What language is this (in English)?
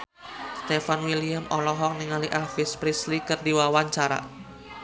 Sundanese